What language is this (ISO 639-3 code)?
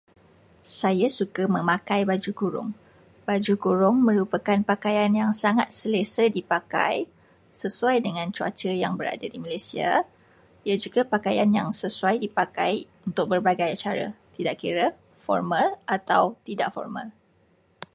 msa